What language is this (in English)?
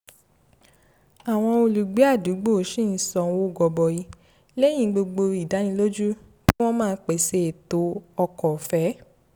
Yoruba